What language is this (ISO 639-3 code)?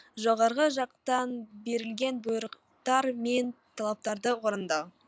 kaz